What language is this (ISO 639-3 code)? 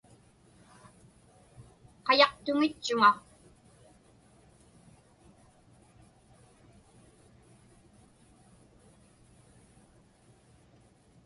ipk